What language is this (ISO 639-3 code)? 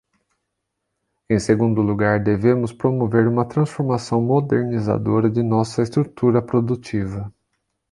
por